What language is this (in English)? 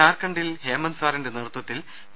Malayalam